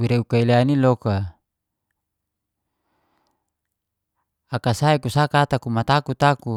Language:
Geser-Gorom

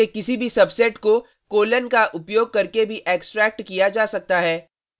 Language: Hindi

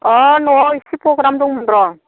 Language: Bodo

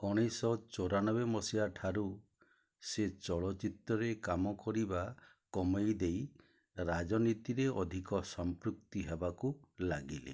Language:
Odia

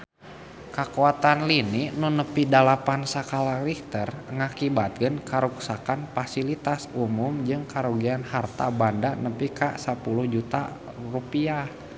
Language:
Sundanese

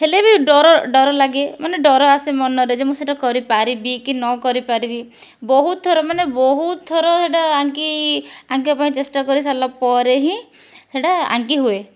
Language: Odia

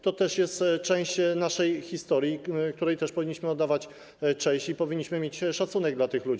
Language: Polish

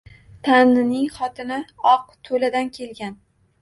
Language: Uzbek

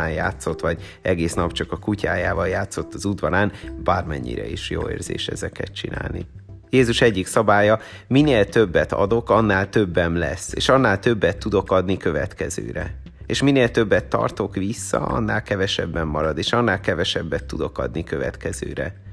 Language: Hungarian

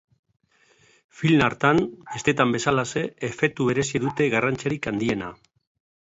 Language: Basque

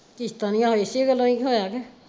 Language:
Punjabi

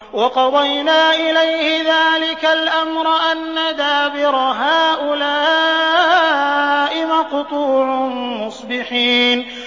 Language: Arabic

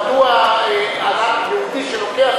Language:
Hebrew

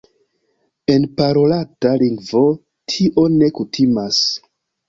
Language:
Esperanto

